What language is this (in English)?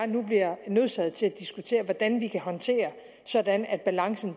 Danish